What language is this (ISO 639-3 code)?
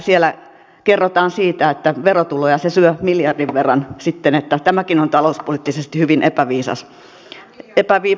fin